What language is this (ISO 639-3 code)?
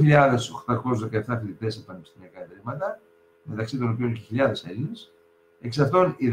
ell